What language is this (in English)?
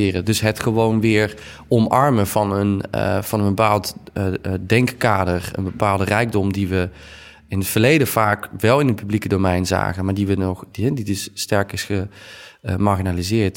Dutch